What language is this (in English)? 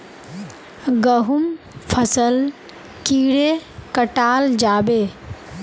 Magahi